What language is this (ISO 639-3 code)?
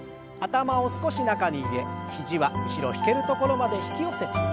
jpn